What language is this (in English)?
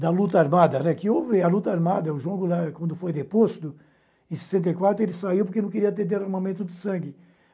Portuguese